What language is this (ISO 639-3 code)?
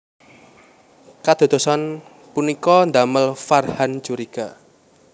jav